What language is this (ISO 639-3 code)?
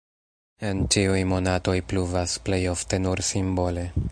epo